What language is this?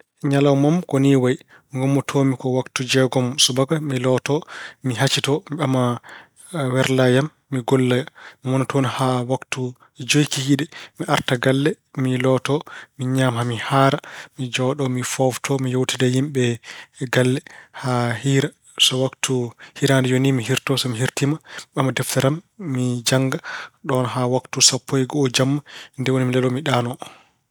Fula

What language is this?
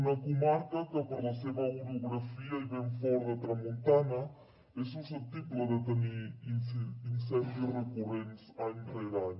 Catalan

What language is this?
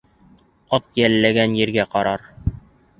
Bashkir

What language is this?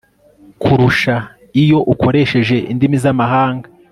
Kinyarwanda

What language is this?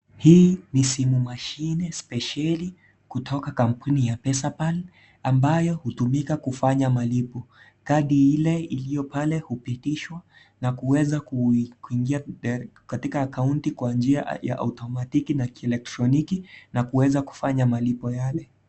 Swahili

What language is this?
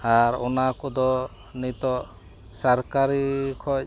Santali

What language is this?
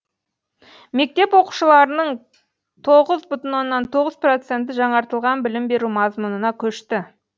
Kazakh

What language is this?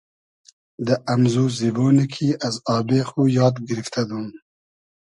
Hazaragi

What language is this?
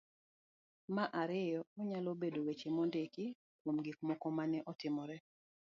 Luo (Kenya and Tanzania)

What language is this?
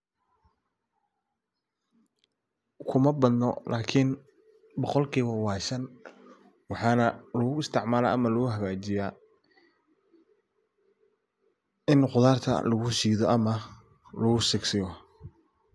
Somali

